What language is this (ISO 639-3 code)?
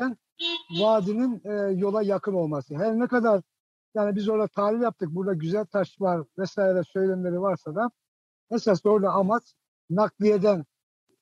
tur